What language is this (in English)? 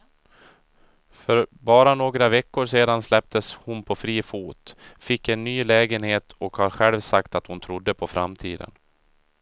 Swedish